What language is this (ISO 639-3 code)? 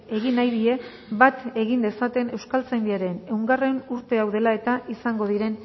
eus